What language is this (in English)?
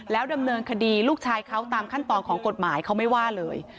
Thai